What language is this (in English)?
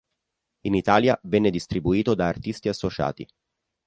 Italian